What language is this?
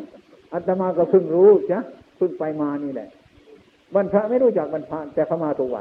Thai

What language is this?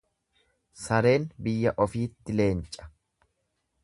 Oromo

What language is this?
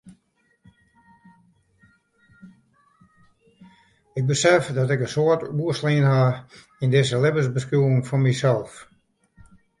Western Frisian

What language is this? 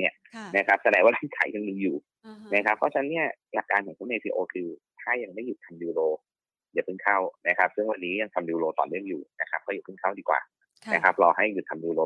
Thai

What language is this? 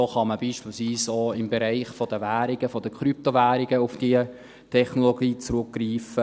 Swiss German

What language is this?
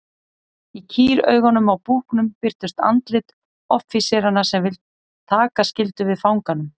Icelandic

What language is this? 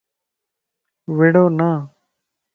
Lasi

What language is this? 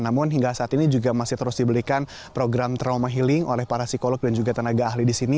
Indonesian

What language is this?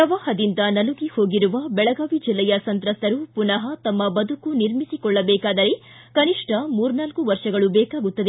Kannada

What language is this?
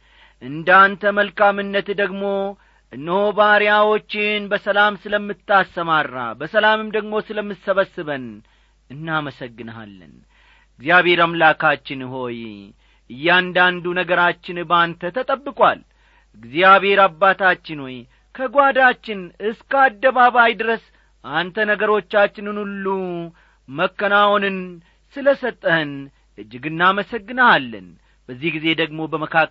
Amharic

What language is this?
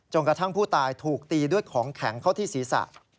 Thai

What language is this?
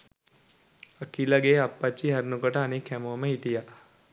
Sinhala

